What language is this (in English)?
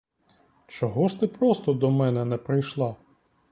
Ukrainian